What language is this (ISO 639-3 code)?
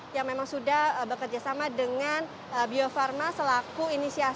ind